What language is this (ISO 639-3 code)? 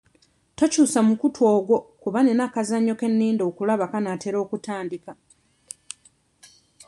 lug